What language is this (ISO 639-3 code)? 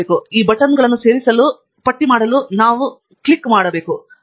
kan